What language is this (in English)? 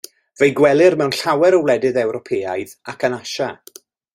Welsh